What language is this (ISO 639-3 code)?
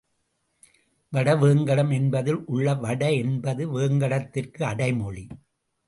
tam